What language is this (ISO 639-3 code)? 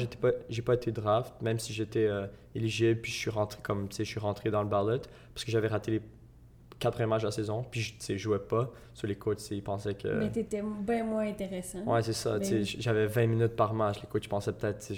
fra